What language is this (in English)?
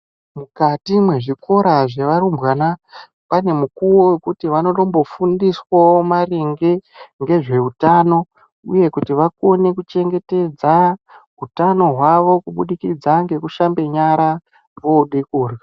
Ndau